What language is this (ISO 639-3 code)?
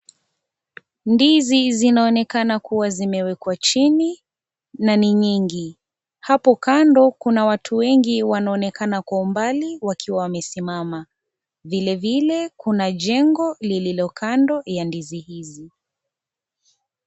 swa